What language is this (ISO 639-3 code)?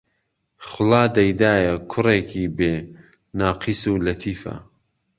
ckb